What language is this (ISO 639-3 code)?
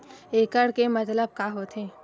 hne